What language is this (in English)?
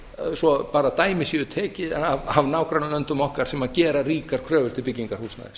Icelandic